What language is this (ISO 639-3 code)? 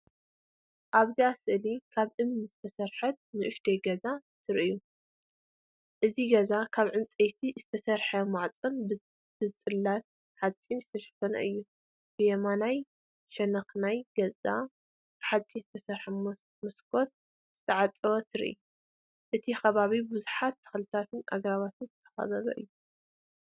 tir